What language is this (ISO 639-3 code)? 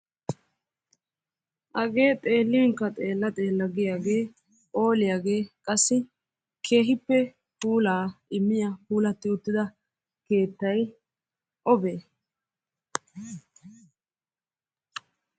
wal